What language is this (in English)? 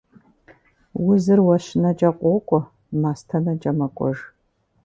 Kabardian